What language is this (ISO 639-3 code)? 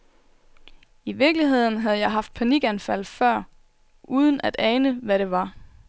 dan